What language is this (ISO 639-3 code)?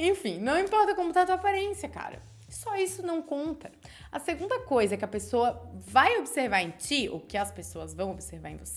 por